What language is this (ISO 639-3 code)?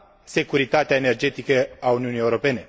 ron